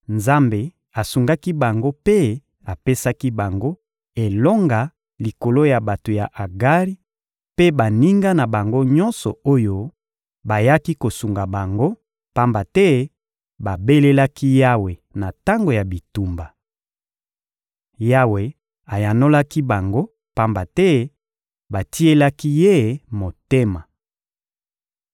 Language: Lingala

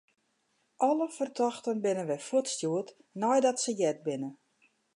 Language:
Western Frisian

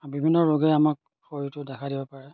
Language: Assamese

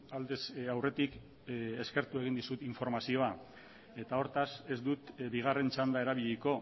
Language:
Basque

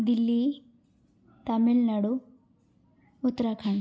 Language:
Sanskrit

